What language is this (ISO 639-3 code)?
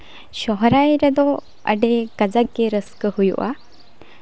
sat